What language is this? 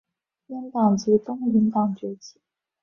Chinese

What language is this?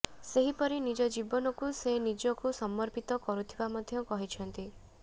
Odia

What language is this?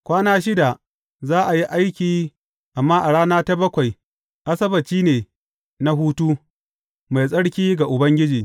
Hausa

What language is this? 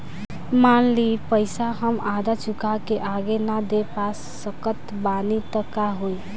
Bhojpuri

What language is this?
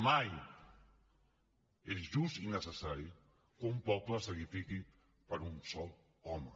Catalan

